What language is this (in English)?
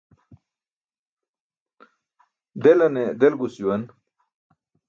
Burushaski